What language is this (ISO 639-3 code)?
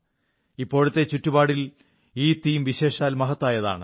mal